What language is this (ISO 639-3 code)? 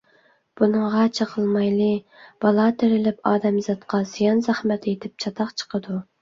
uig